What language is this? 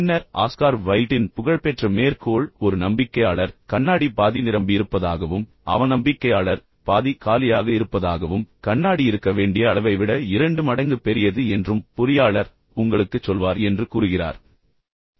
Tamil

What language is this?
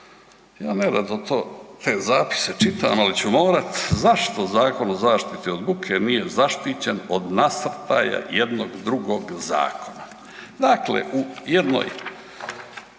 Croatian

